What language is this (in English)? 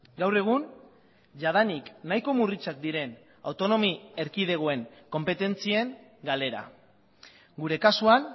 Basque